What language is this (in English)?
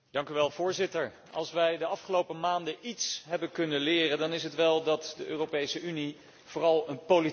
Dutch